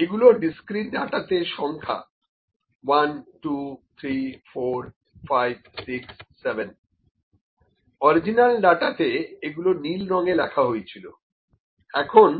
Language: Bangla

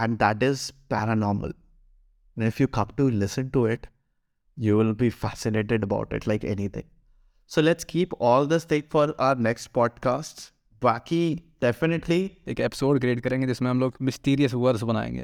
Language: Hindi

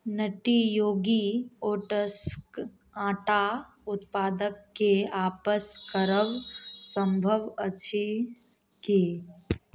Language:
Maithili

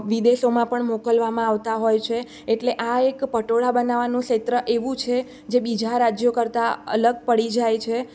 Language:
Gujarati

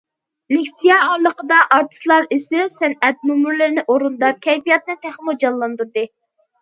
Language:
Uyghur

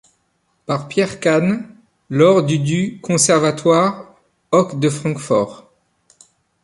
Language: French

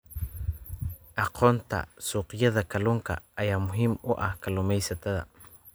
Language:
Somali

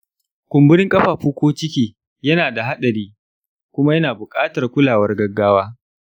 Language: Hausa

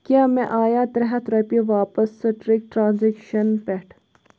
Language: Kashmiri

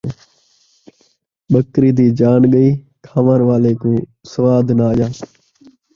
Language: Saraiki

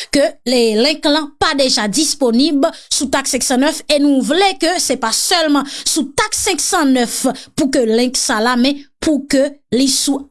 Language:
French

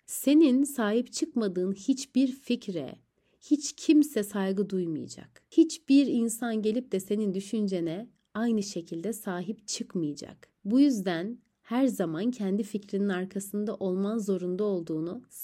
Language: Turkish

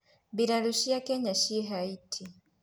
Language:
Kikuyu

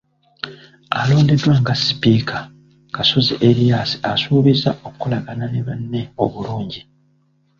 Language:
Ganda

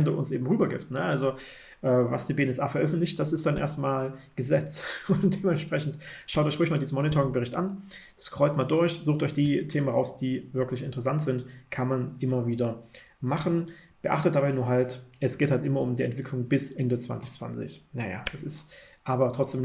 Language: German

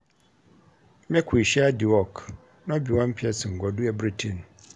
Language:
Nigerian Pidgin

